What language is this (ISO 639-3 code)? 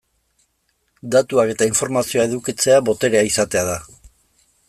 eus